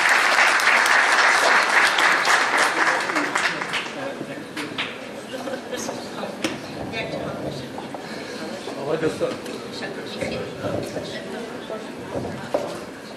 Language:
Persian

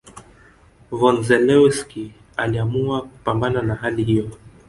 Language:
Swahili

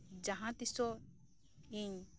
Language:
Santali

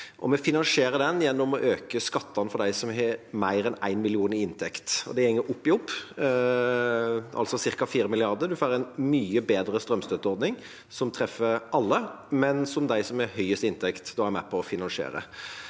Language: Norwegian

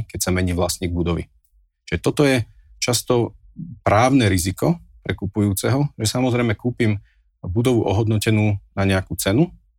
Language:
Slovak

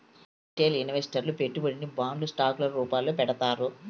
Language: Telugu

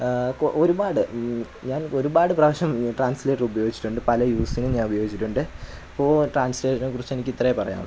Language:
Malayalam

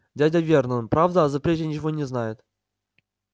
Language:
Russian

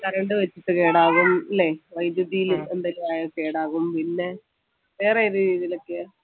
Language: Malayalam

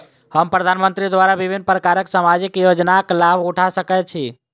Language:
Maithili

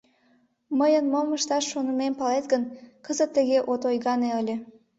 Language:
Mari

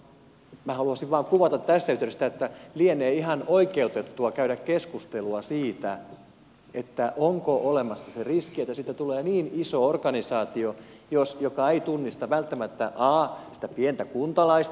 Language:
Finnish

